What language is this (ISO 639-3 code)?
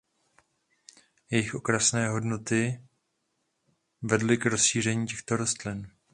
ces